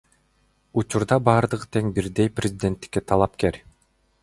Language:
Kyrgyz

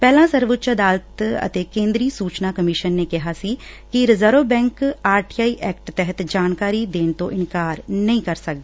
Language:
Punjabi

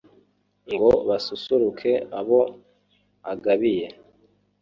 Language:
Kinyarwanda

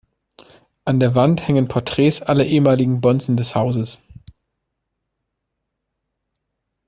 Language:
German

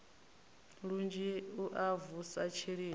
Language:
Venda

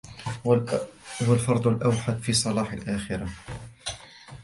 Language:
Arabic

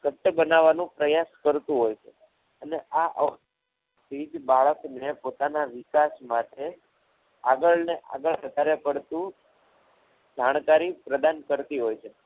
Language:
Gujarati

